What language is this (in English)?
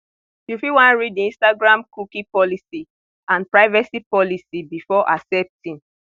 Nigerian Pidgin